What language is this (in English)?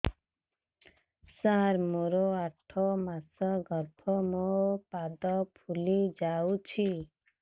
Odia